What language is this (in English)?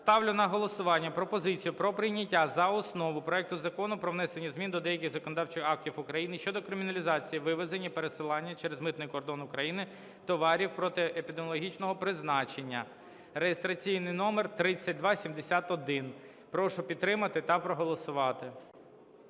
Ukrainian